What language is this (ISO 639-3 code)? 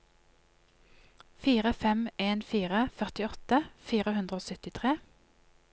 nor